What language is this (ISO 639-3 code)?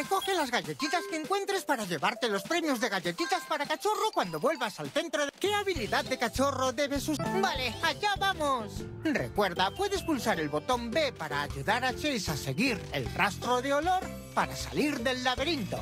spa